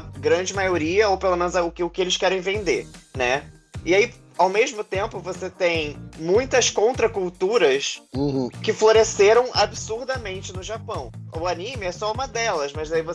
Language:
Portuguese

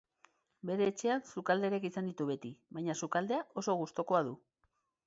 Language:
Basque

